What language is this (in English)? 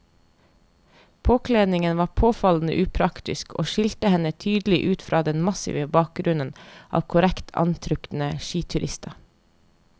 Norwegian